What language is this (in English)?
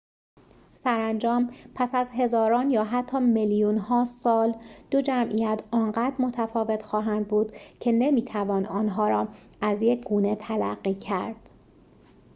Persian